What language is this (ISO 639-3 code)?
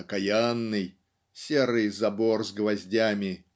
rus